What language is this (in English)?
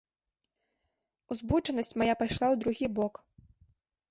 Belarusian